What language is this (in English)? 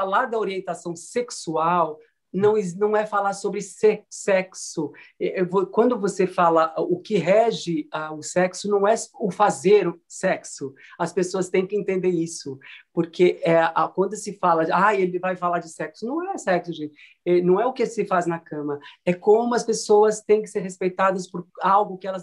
Portuguese